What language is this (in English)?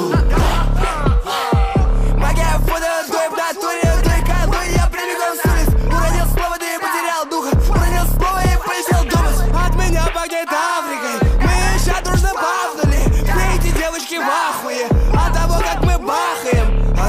Russian